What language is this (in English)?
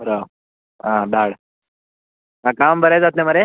Konkani